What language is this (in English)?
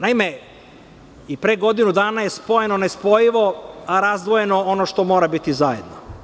Serbian